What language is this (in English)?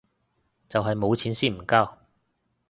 Cantonese